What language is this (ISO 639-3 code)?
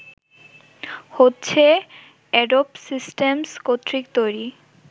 ben